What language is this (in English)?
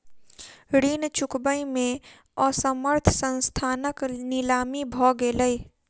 Maithili